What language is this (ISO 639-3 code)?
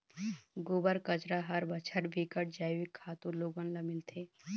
hne